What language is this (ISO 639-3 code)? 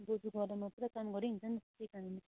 nep